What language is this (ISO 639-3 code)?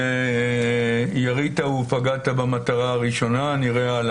heb